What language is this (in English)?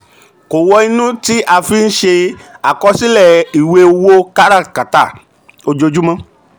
Yoruba